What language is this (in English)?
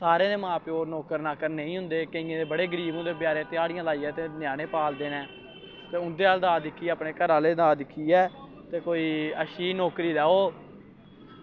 Dogri